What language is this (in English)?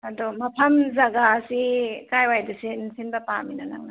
Manipuri